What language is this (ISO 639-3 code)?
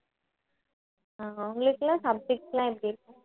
tam